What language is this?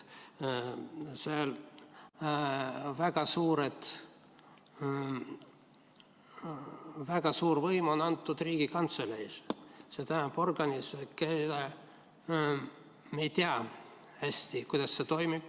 Estonian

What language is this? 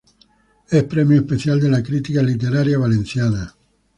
Spanish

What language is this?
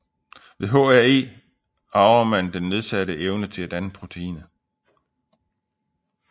Danish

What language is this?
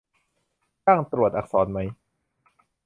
Thai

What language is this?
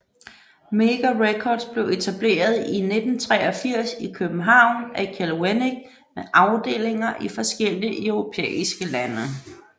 Danish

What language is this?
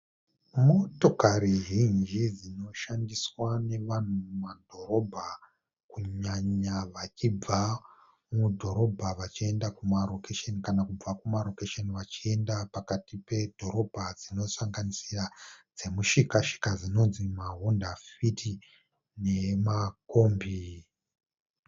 Shona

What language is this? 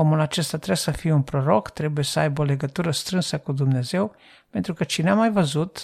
Romanian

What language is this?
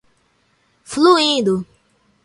Portuguese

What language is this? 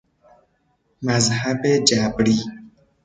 Persian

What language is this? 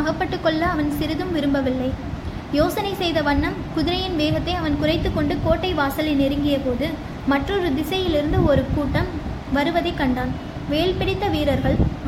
Tamil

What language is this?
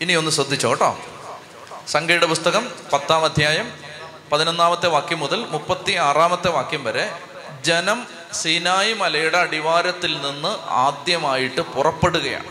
Malayalam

